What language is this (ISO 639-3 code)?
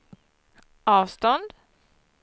swe